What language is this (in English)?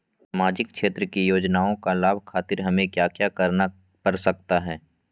Magahi